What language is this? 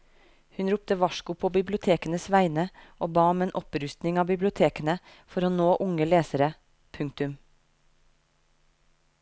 Norwegian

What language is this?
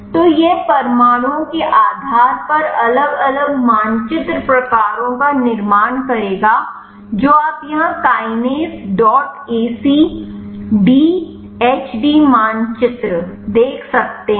Hindi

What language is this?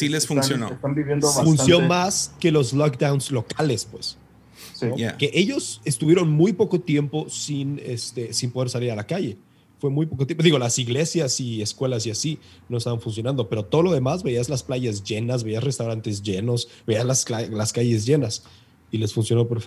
Spanish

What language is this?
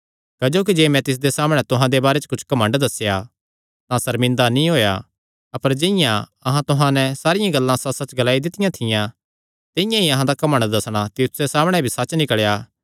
Kangri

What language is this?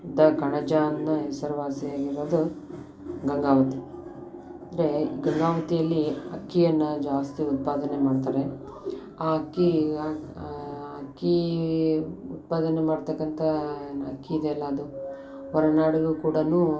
Kannada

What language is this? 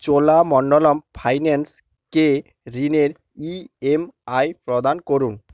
Bangla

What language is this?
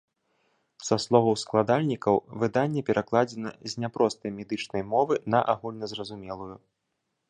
Belarusian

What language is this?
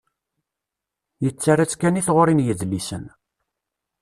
Kabyle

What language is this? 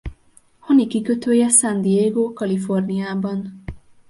Hungarian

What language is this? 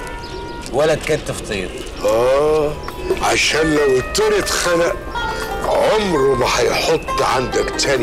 Arabic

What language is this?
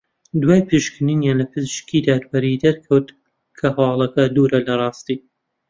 Central Kurdish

